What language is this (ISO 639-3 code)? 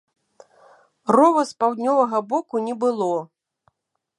bel